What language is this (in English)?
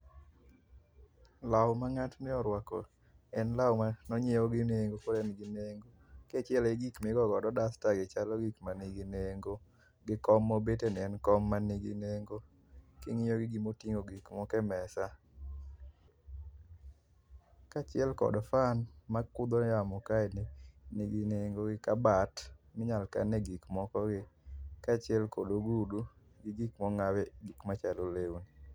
Luo (Kenya and Tanzania)